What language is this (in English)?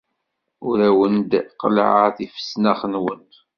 Kabyle